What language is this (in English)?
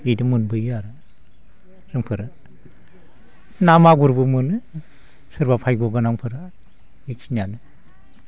Bodo